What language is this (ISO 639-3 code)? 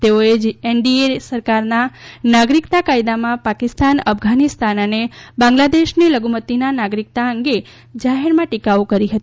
guj